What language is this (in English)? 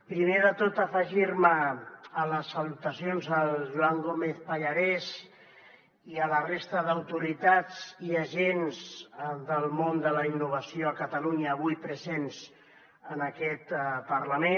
Catalan